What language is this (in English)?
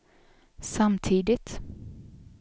Swedish